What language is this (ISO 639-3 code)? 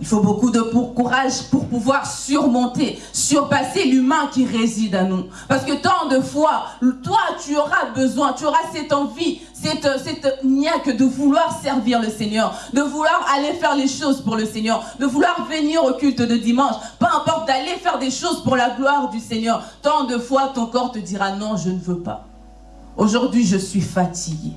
fra